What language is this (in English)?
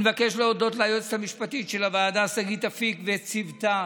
Hebrew